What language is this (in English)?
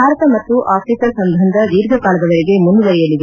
Kannada